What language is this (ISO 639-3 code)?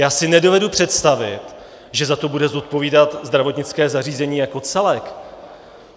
ces